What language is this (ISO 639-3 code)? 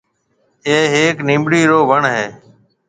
mve